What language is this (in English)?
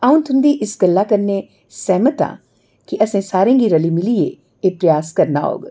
Dogri